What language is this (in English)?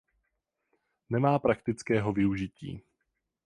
Czech